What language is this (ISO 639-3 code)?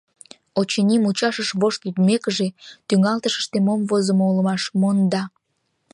chm